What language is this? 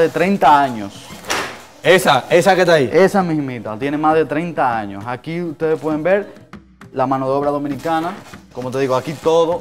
Spanish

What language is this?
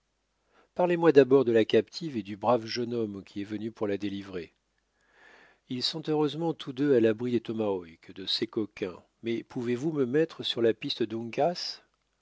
French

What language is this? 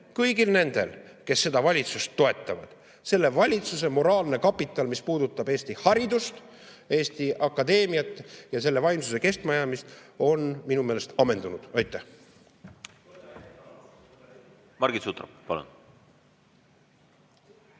Estonian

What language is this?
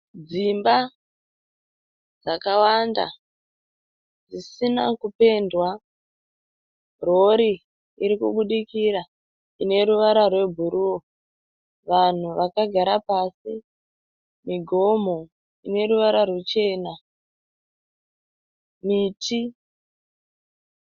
Shona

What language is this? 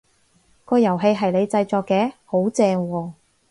Cantonese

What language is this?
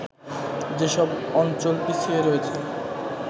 Bangla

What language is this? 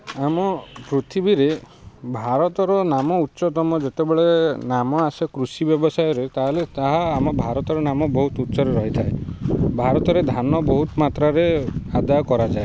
Odia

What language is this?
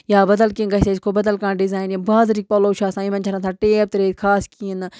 Kashmiri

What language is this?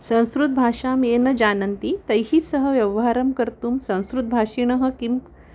Sanskrit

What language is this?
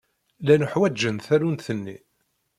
Kabyle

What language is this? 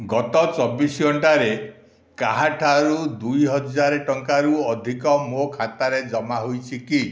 Odia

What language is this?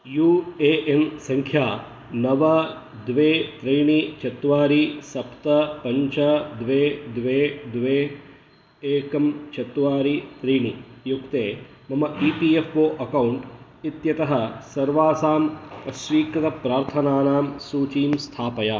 Sanskrit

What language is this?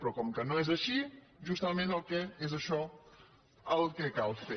Catalan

